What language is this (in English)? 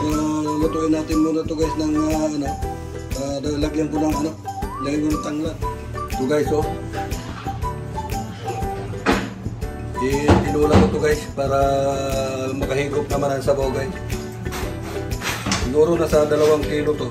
Filipino